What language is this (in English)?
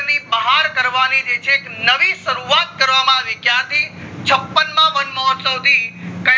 Gujarati